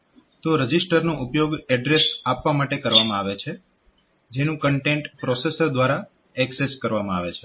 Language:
Gujarati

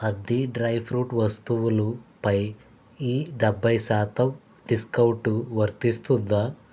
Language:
Telugu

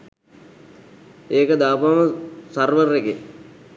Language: Sinhala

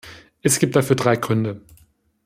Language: German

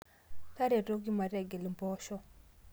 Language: Masai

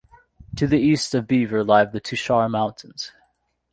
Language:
English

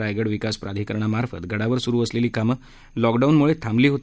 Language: Marathi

